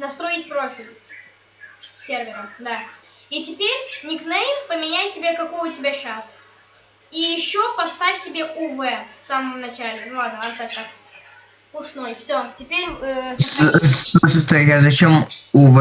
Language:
Russian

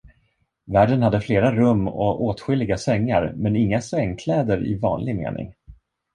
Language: Swedish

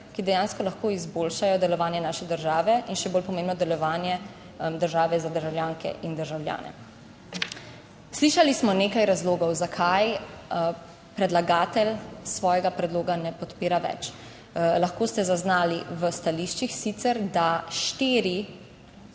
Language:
Slovenian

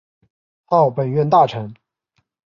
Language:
Chinese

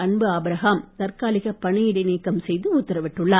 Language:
Tamil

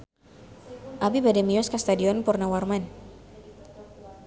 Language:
Sundanese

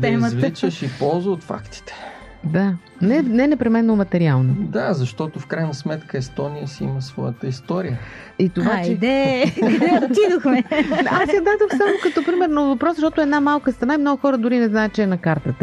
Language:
Bulgarian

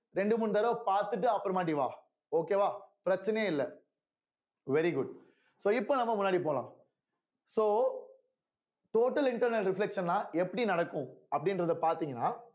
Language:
Tamil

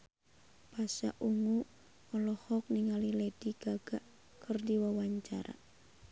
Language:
Sundanese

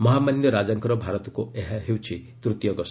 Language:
Odia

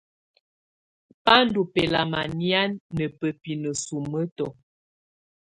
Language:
Tunen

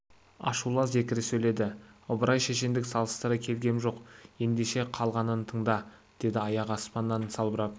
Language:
Kazakh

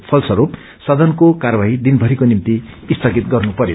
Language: Nepali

